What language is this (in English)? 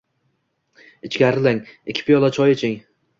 Uzbek